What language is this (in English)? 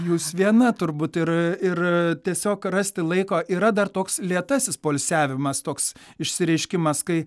Lithuanian